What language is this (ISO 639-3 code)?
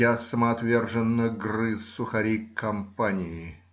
rus